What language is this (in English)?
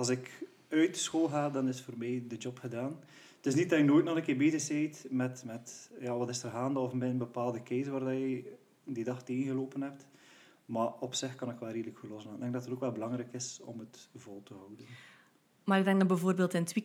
Dutch